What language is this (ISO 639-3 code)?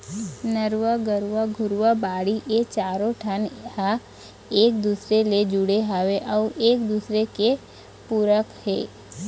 hne